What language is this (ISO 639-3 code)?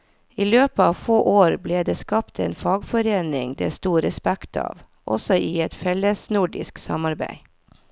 nor